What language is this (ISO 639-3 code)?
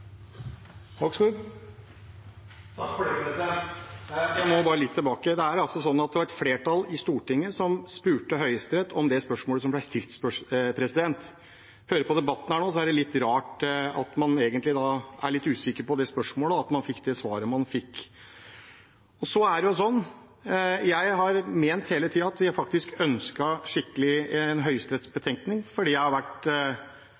nor